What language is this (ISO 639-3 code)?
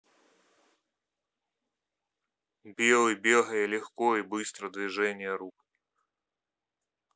rus